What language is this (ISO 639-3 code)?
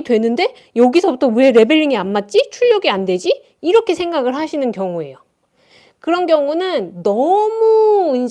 kor